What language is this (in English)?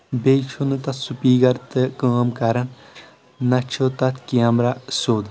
Kashmiri